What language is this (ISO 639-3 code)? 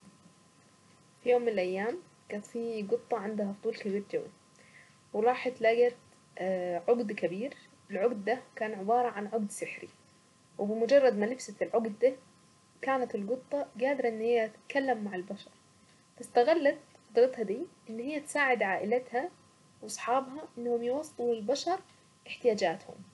aec